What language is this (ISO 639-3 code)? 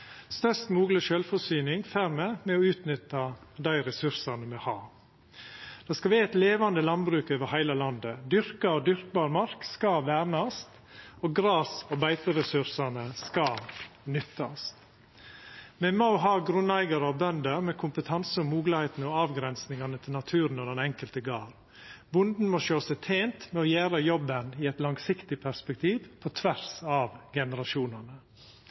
nno